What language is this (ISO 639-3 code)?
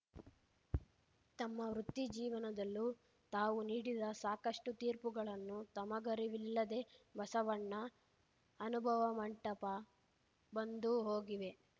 kan